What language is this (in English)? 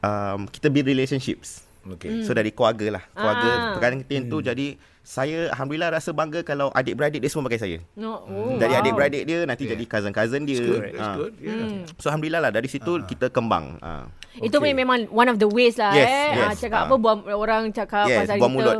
Malay